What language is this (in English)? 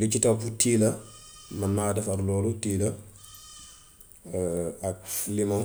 Gambian Wolof